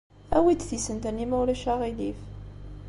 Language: Kabyle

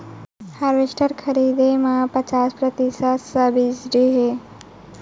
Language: Chhattisgarhi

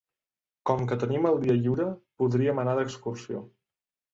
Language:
Catalan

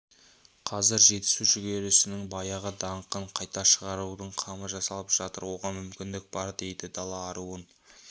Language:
Kazakh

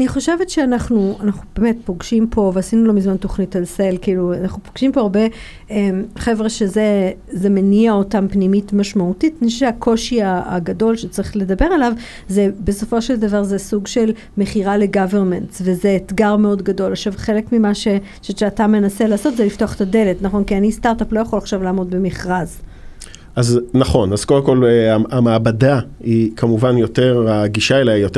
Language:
Hebrew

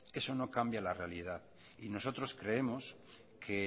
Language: Spanish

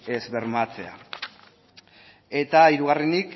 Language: Basque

